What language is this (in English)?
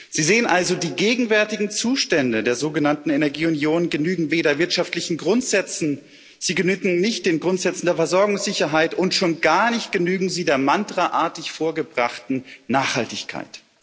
German